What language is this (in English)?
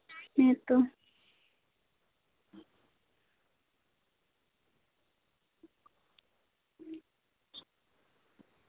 Santali